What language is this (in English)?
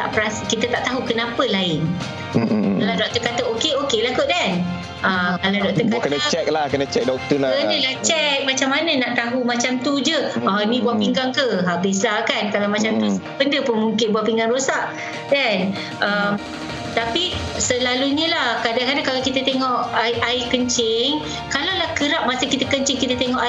Malay